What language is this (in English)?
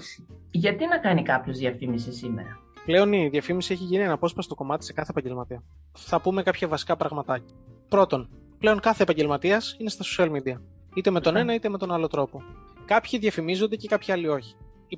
Greek